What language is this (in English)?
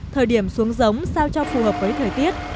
Vietnamese